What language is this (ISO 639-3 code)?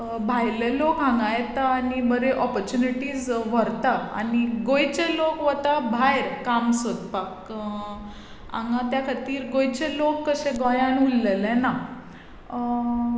kok